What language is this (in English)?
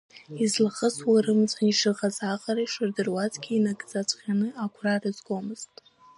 Abkhazian